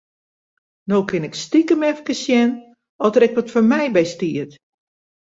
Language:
Western Frisian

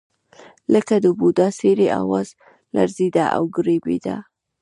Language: Pashto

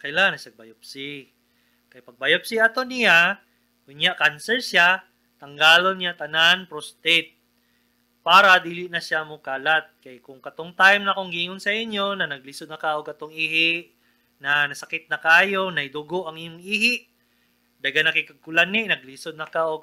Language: Filipino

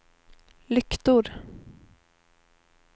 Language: Swedish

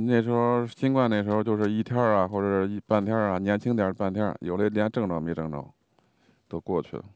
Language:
Chinese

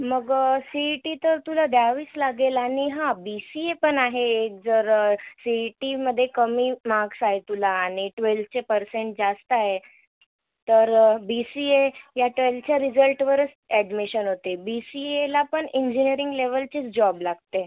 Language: Marathi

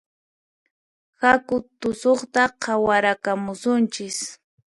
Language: Puno Quechua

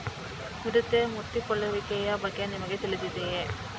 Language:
Kannada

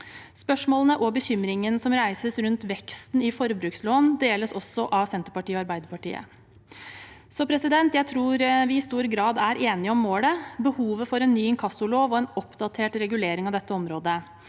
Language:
Norwegian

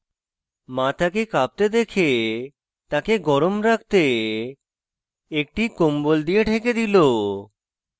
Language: Bangla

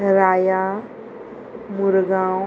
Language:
Konkani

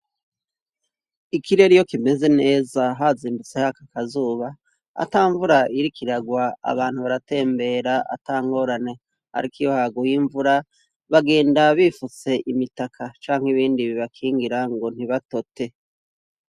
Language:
Rundi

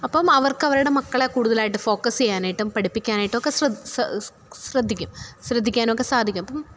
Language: Malayalam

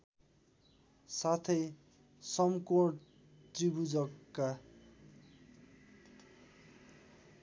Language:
Nepali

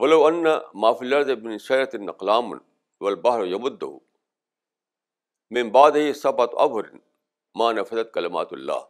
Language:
Urdu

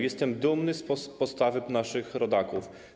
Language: Polish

